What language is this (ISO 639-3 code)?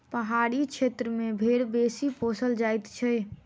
mai